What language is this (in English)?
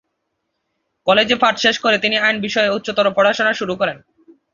Bangla